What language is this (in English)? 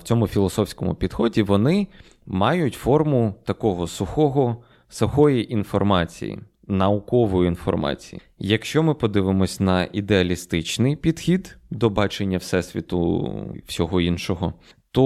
Ukrainian